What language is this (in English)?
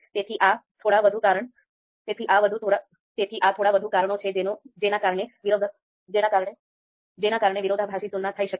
Gujarati